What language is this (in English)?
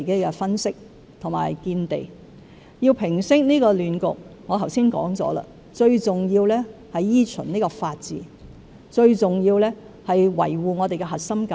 Cantonese